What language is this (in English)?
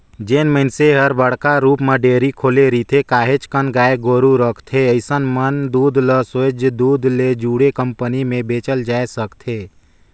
Chhattisgarhi